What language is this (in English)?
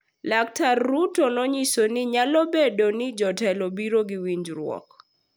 Luo (Kenya and Tanzania)